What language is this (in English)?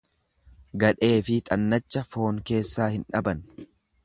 Oromo